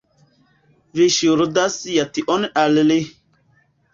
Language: Esperanto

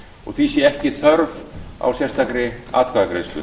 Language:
Icelandic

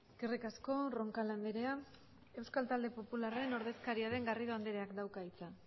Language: Basque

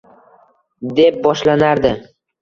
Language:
Uzbek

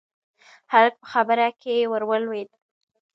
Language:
Pashto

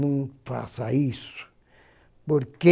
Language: Portuguese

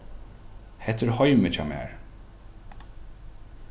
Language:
Faroese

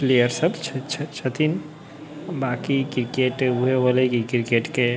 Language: Maithili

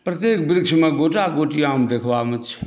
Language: Maithili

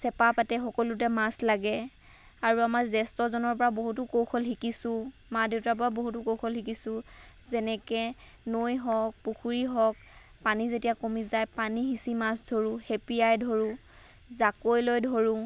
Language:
Assamese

